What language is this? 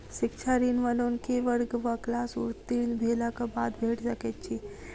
Maithili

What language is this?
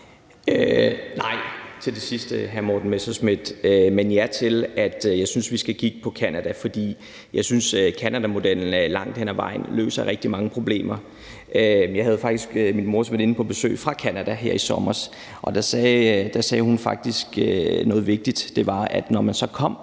Danish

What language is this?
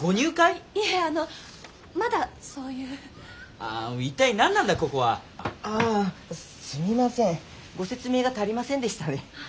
Japanese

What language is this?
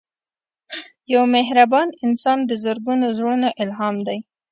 Pashto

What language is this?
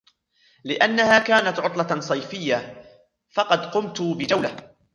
Arabic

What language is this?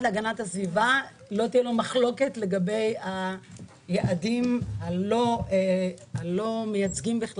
Hebrew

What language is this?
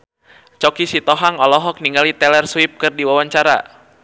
Sundanese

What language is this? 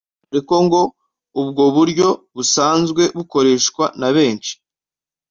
Kinyarwanda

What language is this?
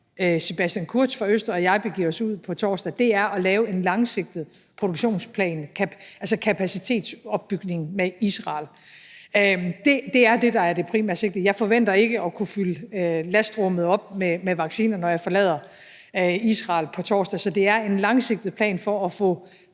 Danish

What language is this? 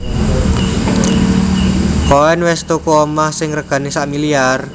Javanese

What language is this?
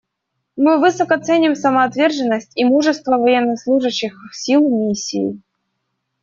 Russian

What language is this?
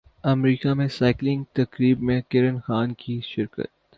Urdu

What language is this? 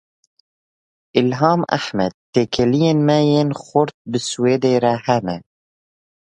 Kurdish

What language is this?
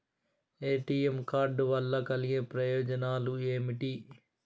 Telugu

